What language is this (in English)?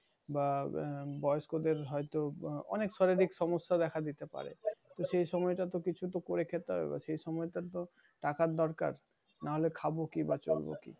Bangla